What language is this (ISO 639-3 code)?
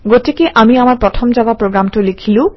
asm